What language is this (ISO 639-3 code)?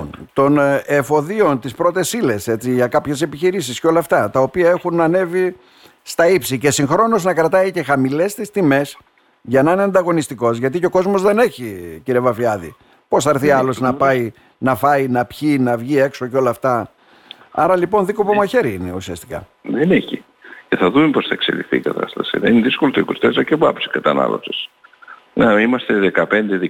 ell